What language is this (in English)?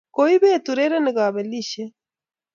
Kalenjin